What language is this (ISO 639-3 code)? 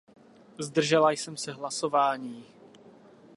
ces